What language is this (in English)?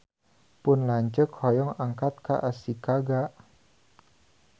Sundanese